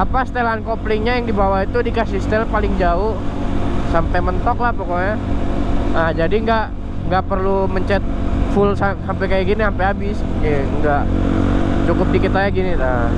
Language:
Indonesian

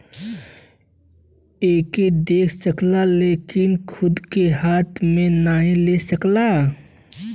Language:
Bhojpuri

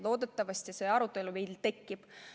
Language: Estonian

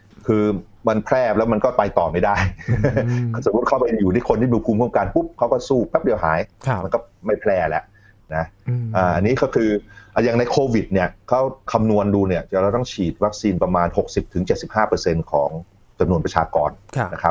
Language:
Thai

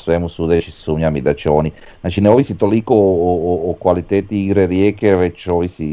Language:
Croatian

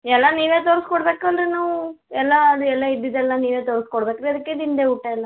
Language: Kannada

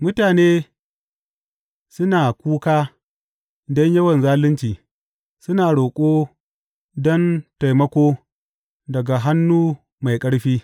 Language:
Hausa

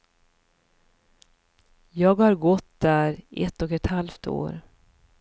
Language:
Swedish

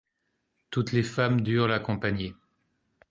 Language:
French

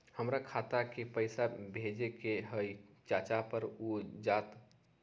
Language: Magahi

